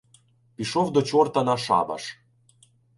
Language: Ukrainian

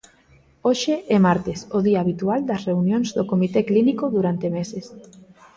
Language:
Galician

